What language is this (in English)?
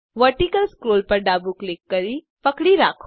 Gujarati